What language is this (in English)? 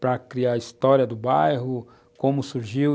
Portuguese